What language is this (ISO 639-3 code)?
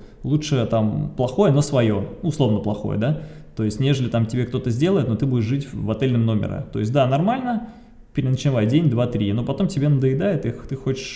rus